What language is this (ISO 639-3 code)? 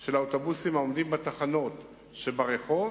heb